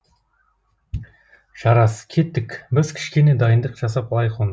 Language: Kazakh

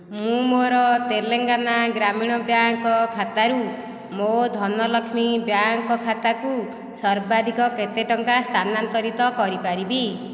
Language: Odia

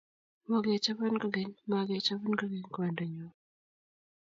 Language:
Kalenjin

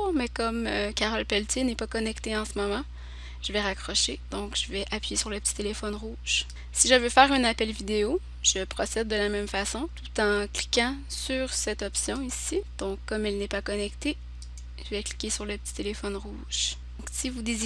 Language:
French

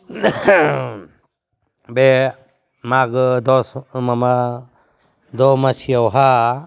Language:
Bodo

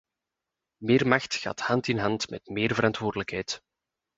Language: Dutch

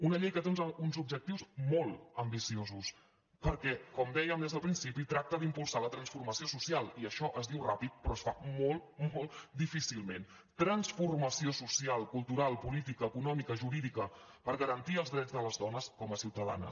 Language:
Catalan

